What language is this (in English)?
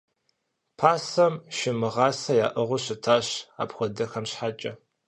Kabardian